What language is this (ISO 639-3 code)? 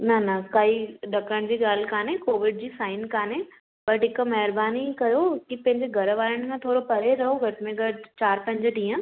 snd